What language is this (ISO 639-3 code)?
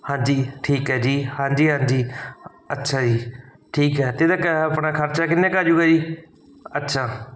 pan